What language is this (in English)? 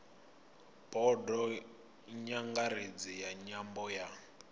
Venda